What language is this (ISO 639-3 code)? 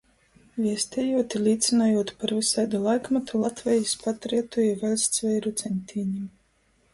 ltg